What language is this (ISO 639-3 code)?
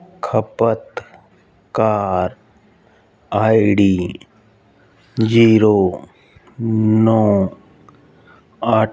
pan